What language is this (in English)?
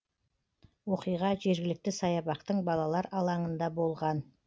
Kazakh